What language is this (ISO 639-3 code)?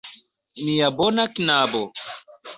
epo